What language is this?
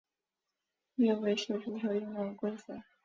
Chinese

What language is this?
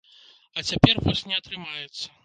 Belarusian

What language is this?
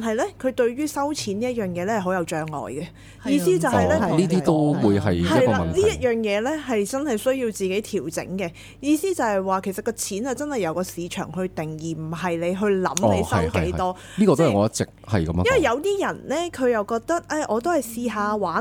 Chinese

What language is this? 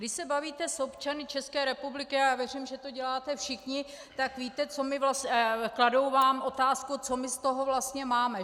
Czech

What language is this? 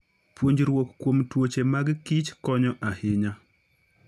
Luo (Kenya and Tanzania)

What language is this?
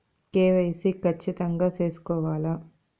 Telugu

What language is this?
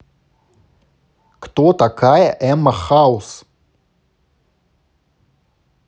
Russian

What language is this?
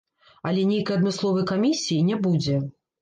Belarusian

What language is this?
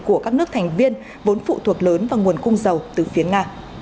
Vietnamese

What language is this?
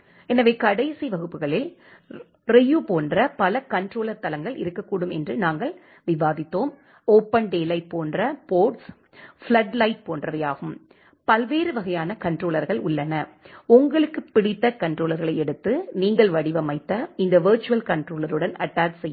Tamil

